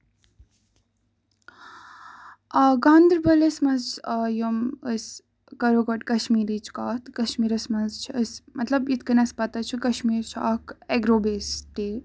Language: Kashmiri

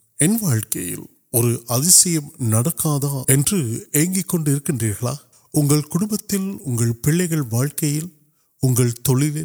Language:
Urdu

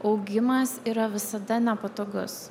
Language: Lithuanian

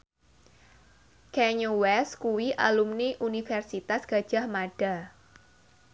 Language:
Javanese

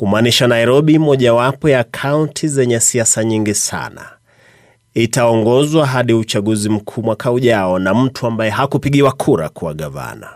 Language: Swahili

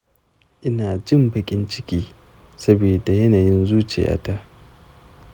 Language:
Hausa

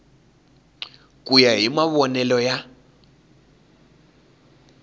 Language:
Tsonga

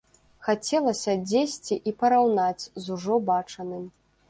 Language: Belarusian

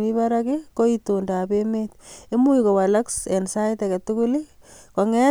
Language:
Kalenjin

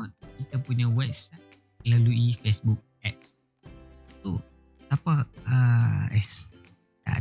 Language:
Malay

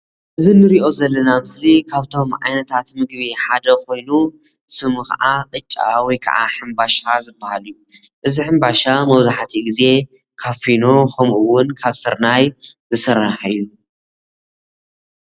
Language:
Tigrinya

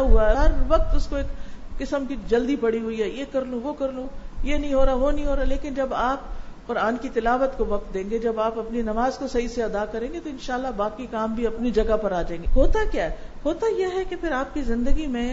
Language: Urdu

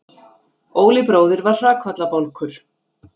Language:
Icelandic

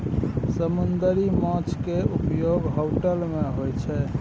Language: Maithili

